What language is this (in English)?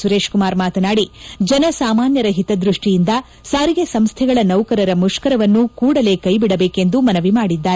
Kannada